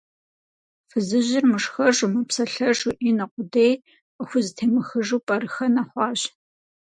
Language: Kabardian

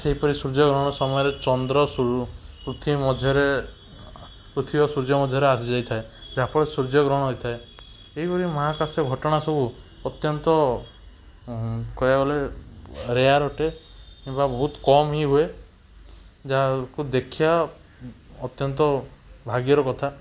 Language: Odia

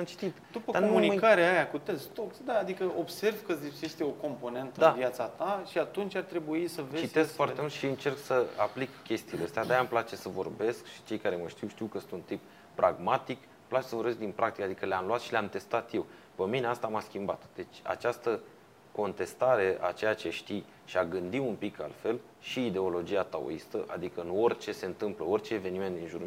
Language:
Romanian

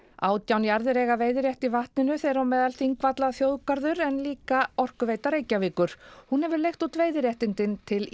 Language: Icelandic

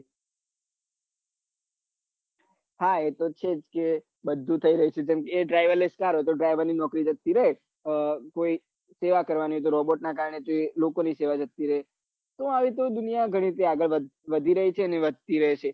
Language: Gujarati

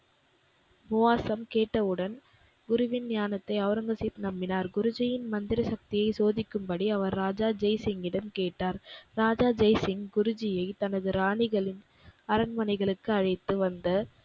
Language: Tamil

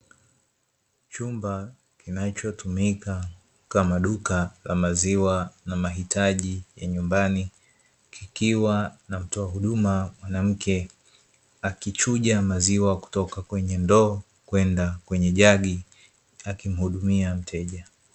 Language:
Swahili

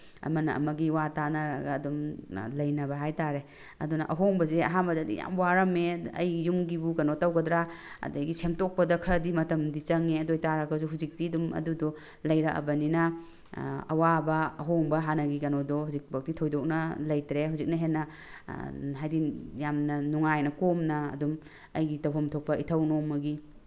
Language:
Manipuri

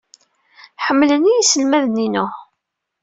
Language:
Kabyle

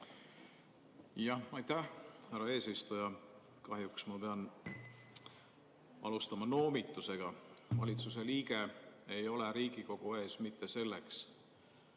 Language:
Estonian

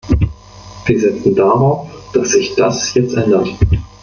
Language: German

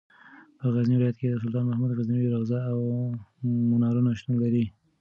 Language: Pashto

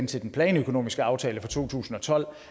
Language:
Danish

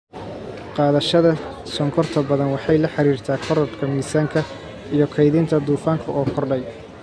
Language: Somali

